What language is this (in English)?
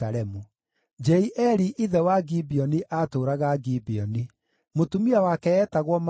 Kikuyu